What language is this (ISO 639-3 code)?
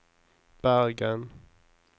nor